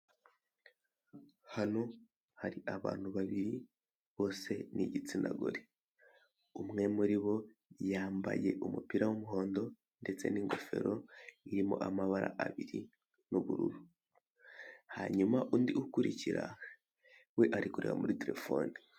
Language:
Kinyarwanda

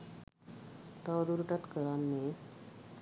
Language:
Sinhala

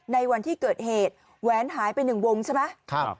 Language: Thai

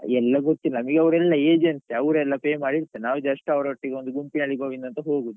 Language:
Kannada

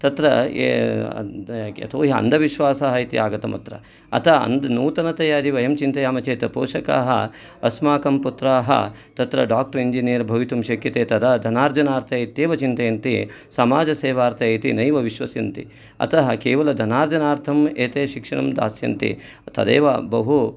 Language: Sanskrit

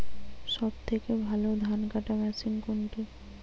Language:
Bangla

